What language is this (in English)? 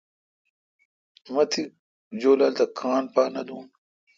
Kalkoti